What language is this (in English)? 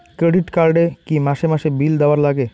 Bangla